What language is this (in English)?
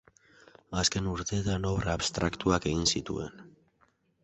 Basque